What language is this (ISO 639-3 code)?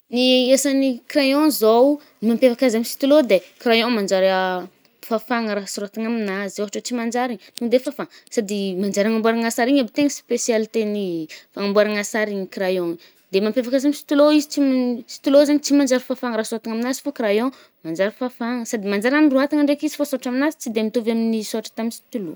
bmm